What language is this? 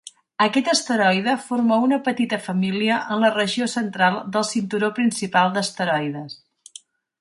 Catalan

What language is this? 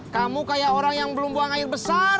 Indonesian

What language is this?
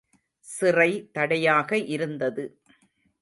Tamil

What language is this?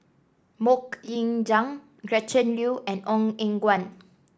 English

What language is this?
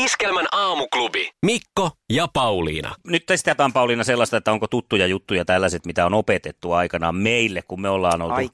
Finnish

